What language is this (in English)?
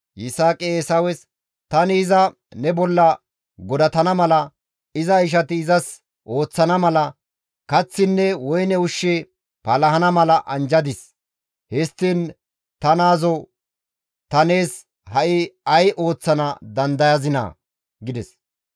Gamo